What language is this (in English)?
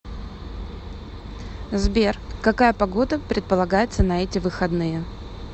Russian